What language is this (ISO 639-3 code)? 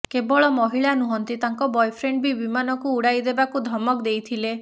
ori